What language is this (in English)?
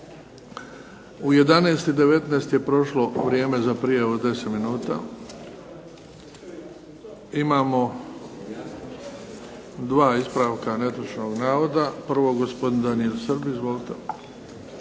Croatian